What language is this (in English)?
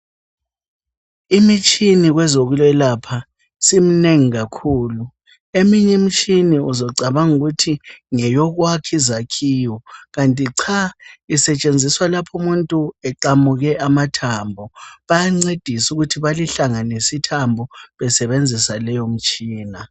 North Ndebele